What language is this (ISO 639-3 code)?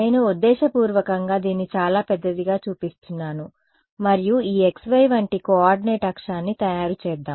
tel